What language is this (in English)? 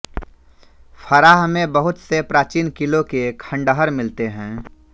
Hindi